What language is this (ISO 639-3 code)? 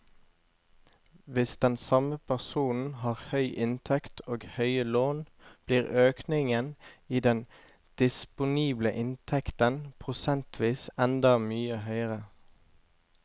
nor